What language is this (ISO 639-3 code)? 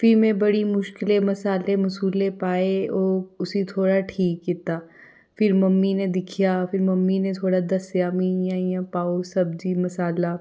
doi